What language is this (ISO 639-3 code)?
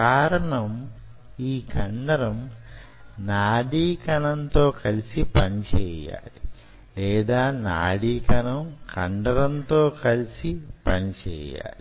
tel